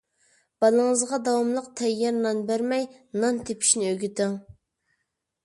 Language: Uyghur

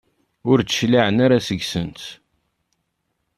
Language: Kabyle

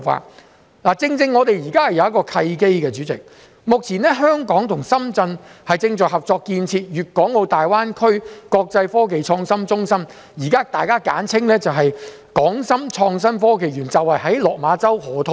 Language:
Cantonese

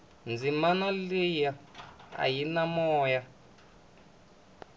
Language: Tsonga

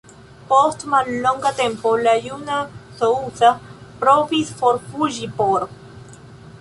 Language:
Esperanto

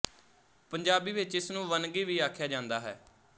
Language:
Punjabi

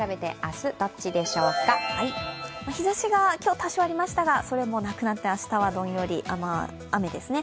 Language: Japanese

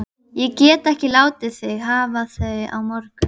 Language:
Icelandic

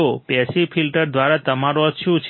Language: Gujarati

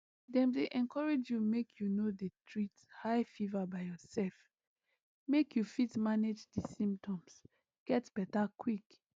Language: Nigerian Pidgin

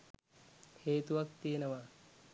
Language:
Sinhala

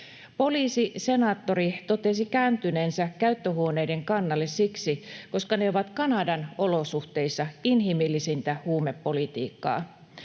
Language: Finnish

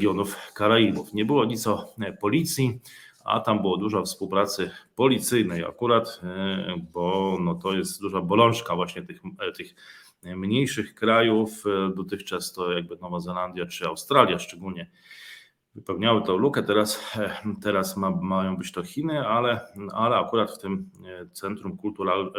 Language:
Polish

